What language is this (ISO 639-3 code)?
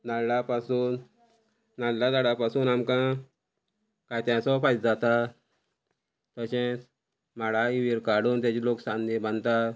kok